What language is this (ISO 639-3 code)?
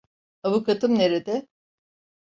tur